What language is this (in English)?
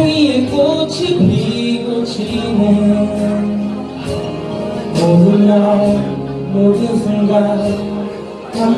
Dutch